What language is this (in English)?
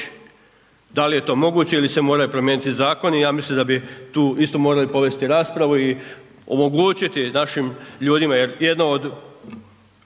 Croatian